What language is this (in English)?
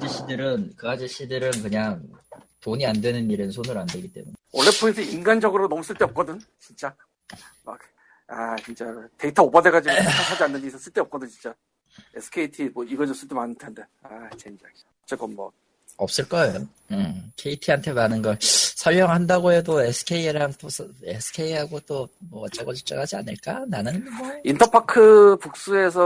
Korean